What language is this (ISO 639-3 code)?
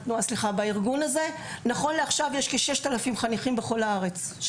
heb